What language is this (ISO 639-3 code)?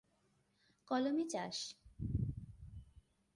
ben